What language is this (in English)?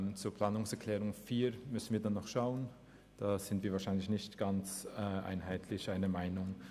Swiss German